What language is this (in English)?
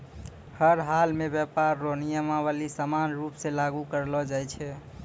Maithili